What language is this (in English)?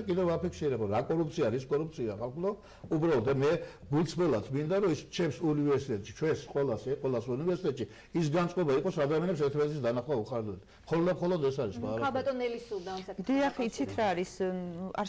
Turkish